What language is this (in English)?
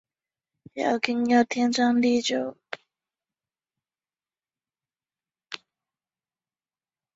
Chinese